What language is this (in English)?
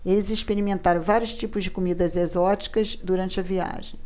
Portuguese